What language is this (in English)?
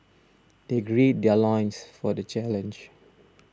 English